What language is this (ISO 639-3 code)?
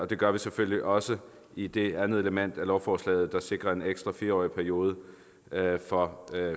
dan